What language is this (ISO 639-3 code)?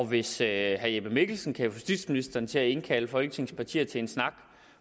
dan